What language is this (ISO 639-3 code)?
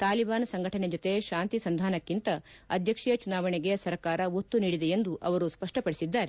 kan